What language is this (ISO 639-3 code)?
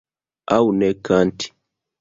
epo